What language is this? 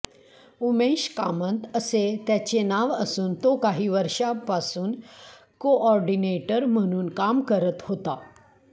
Marathi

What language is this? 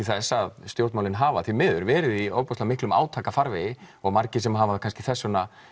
Icelandic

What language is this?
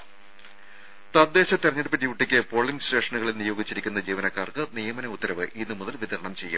Malayalam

